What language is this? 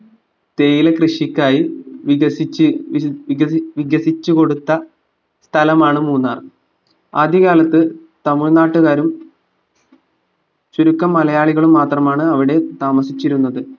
Malayalam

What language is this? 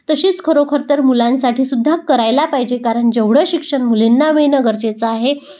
Marathi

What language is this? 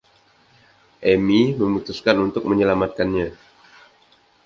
Indonesian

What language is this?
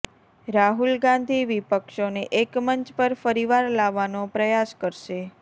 Gujarati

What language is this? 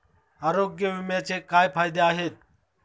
Marathi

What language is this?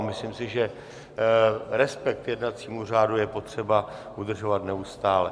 Czech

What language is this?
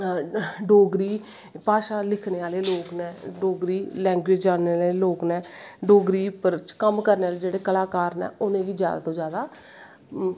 Dogri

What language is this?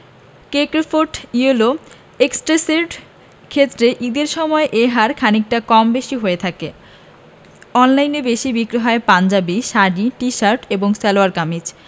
Bangla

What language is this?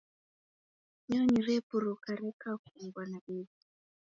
Taita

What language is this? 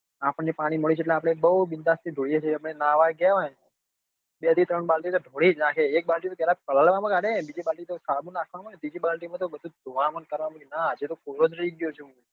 Gujarati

